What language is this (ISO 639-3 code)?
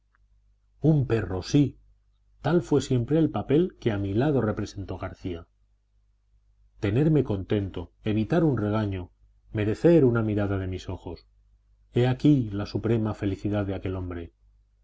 spa